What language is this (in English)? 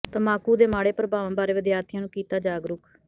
Punjabi